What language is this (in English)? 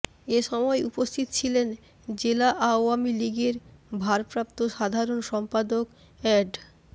Bangla